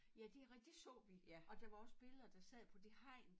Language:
Danish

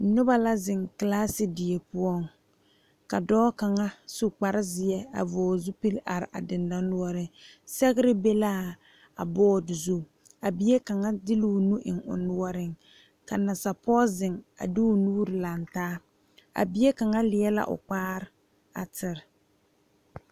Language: Southern Dagaare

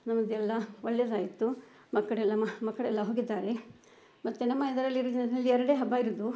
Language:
Kannada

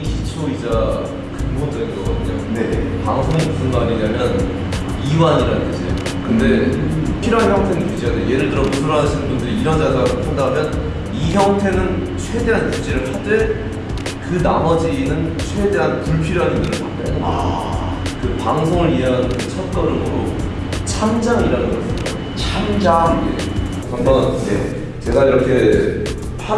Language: Korean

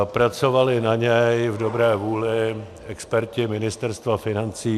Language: Czech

